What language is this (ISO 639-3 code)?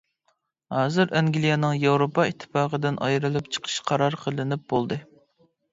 uig